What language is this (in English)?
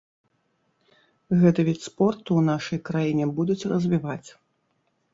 Belarusian